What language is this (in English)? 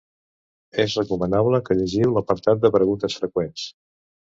Catalan